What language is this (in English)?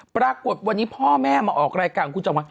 Thai